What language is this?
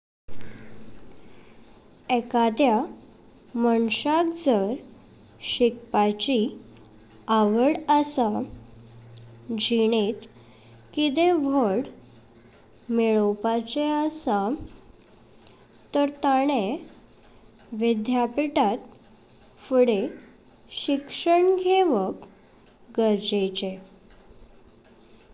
Konkani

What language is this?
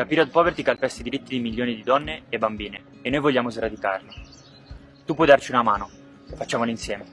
Italian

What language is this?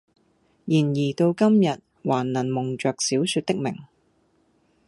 Cantonese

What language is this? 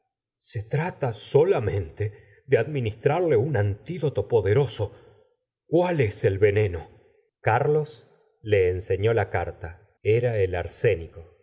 Spanish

